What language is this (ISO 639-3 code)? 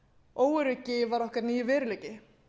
isl